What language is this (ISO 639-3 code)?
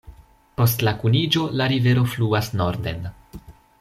epo